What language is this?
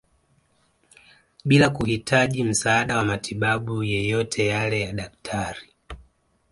Swahili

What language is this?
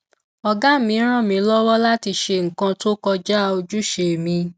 Yoruba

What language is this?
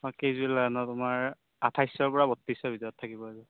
Assamese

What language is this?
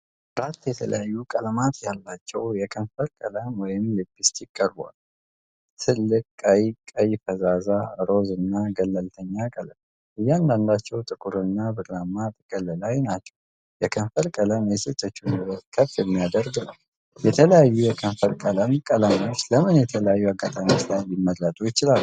Amharic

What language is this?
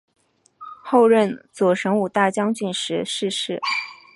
Chinese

